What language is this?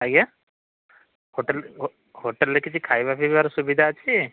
Odia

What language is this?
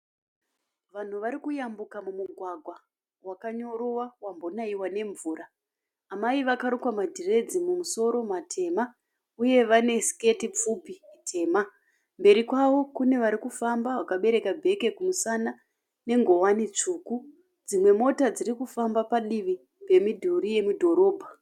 Shona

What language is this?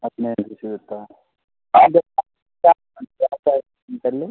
Kannada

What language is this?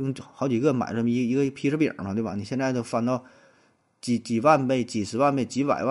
Chinese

